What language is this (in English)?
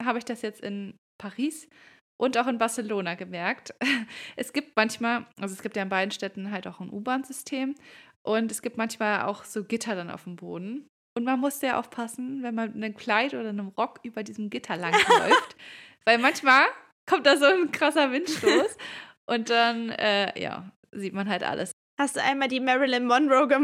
German